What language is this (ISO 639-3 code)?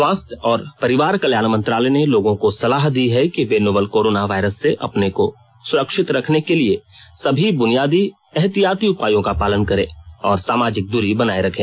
hin